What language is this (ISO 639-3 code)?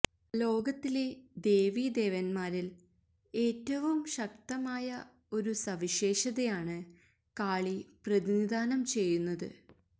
mal